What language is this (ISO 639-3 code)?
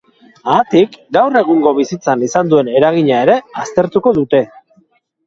eus